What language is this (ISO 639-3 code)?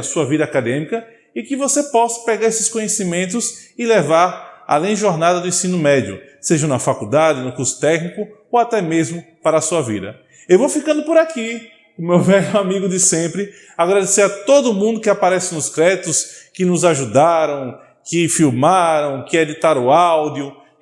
por